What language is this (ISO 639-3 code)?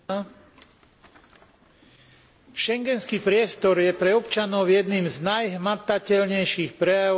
slk